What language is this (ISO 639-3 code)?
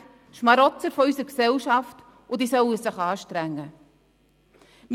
gsw